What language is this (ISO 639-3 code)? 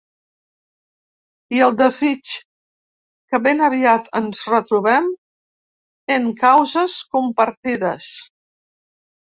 cat